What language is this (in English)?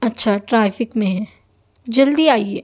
Urdu